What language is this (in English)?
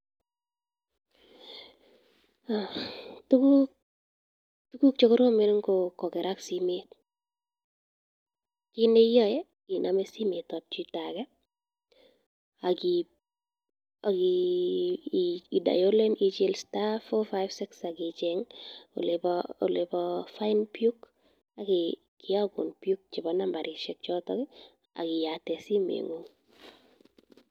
Kalenjin